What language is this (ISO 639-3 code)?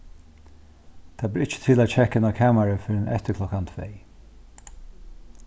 fao